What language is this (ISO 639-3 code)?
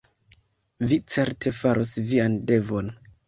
epo